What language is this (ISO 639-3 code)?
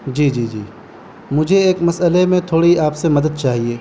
urd